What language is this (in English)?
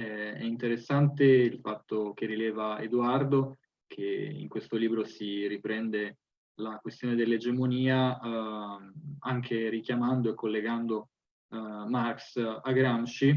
Italian